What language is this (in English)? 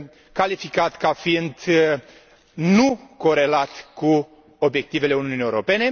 Romanian